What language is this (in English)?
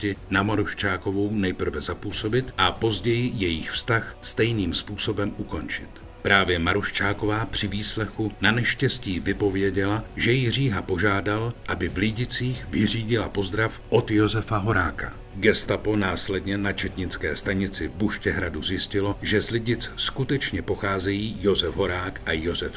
Czech